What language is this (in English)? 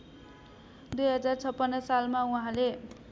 Nepali